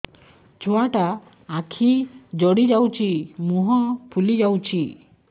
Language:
Odia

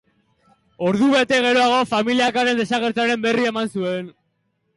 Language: Basque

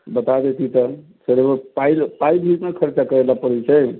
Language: Maithili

